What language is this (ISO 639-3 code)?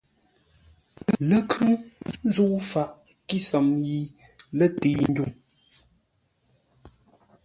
nla